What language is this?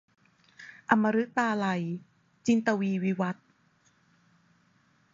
Thai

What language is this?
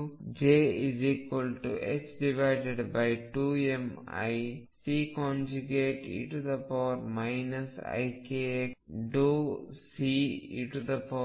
Kannada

